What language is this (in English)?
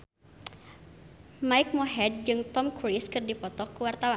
Sundanese